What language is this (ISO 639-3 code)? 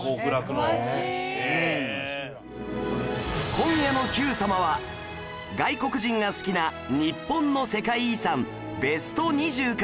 jpn